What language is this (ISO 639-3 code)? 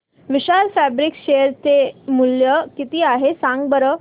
mar